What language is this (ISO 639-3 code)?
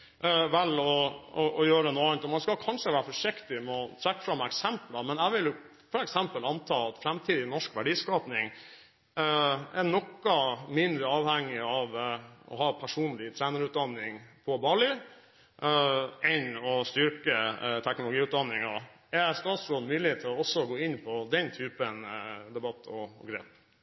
nob